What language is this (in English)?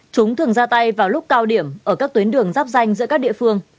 Vietnamese